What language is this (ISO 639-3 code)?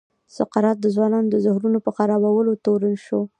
pus